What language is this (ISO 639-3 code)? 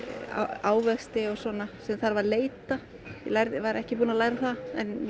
isl